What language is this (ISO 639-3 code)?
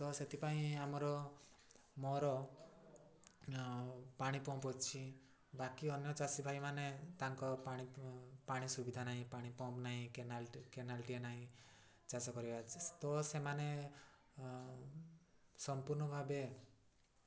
ori